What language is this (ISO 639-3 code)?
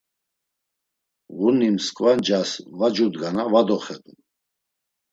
lzz